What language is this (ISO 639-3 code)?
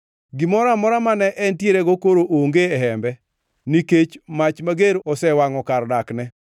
luo